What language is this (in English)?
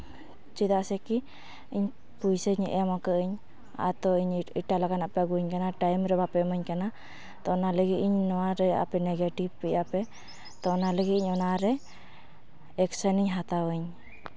Santali